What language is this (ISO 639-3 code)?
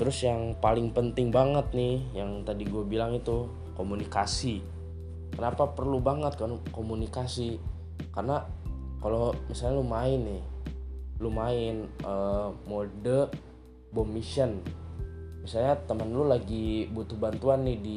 ind